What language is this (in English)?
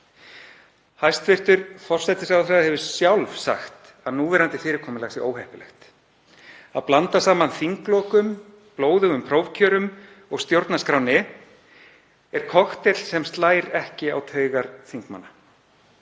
Icelandic